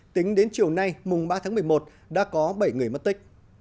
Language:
Vietnamese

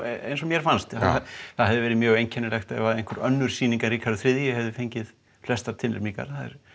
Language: Icelandic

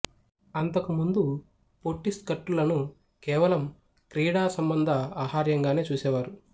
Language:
Telugu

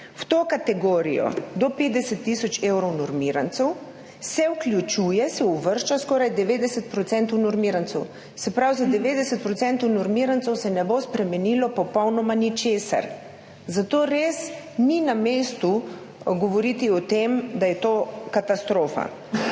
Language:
Slovenian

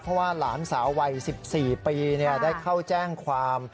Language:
Thai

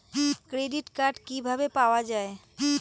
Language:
Bangla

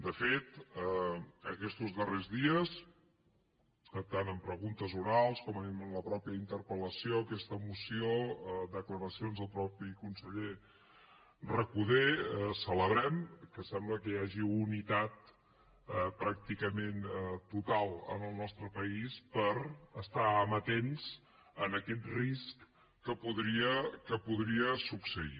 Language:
Catalan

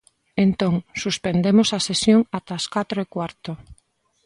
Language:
Galician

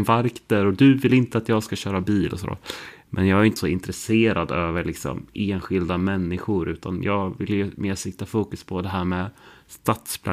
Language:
Swedish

